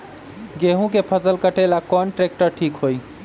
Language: Magahi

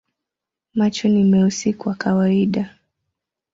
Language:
Swahili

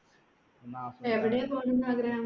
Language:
Malayalam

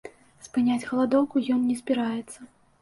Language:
Belarusian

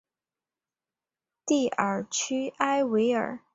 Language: Chinese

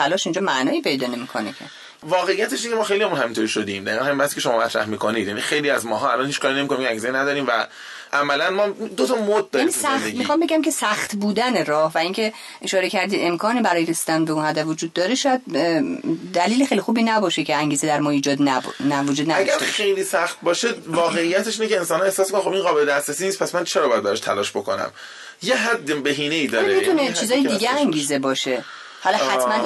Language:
Persian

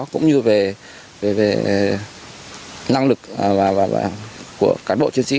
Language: Vietnamese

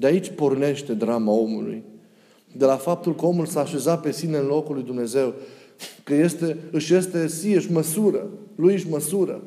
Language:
Romanian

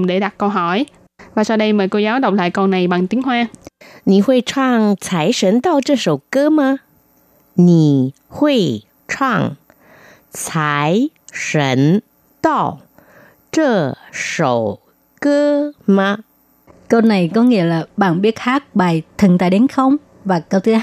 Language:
Vietnamese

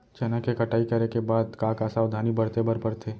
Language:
Chhattisgarhi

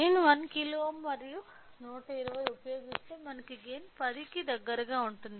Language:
Telugu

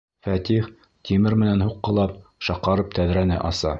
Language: Bashkir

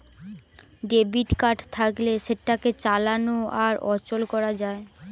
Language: Bangla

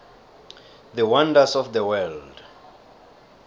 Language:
South Ndebele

